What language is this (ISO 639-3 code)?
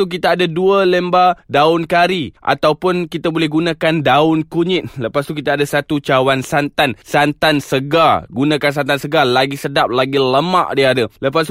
msa